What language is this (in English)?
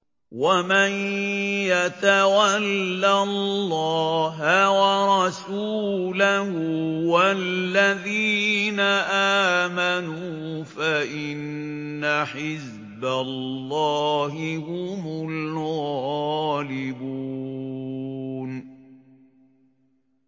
Arabic